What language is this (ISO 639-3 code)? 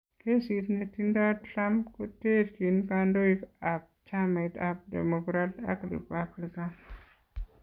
kln